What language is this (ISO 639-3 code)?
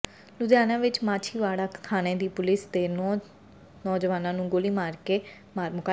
pan